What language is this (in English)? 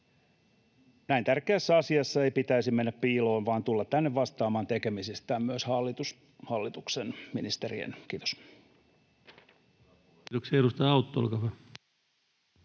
Finnish